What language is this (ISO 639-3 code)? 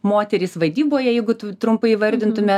lit